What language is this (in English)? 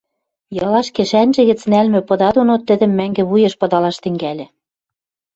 Western Mari